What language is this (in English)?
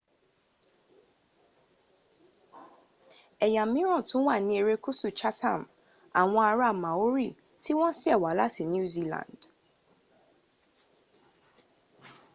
Yoruba